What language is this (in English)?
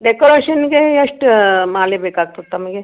Kannada